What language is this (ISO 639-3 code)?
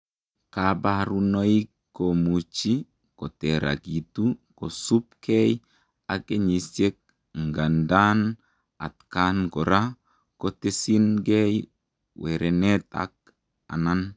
kln